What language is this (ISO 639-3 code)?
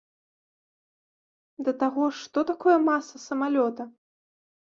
bel